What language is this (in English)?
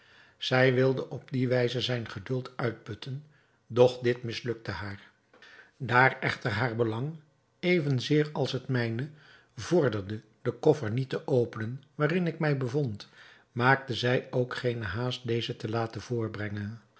Dutch